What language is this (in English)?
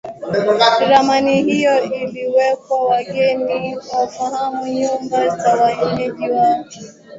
Swahili